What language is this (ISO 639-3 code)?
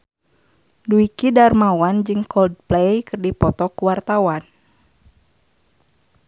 sun